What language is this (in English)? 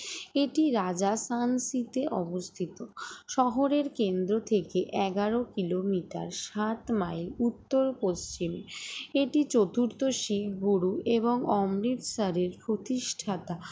Bangla